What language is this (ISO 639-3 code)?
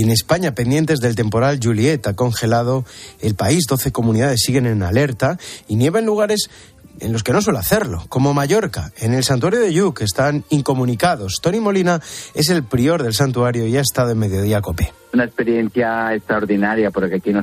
spa